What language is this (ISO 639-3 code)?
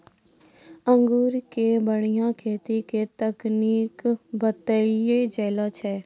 mai